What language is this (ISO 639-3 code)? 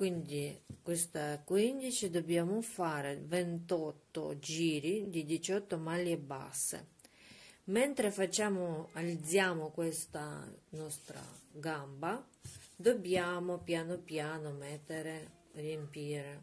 ita